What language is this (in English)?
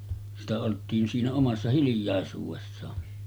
Finnish